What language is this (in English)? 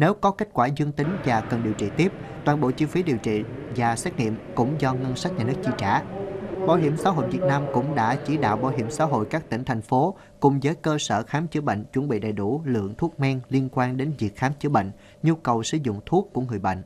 Vietnamese